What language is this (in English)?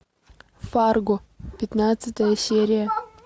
Russian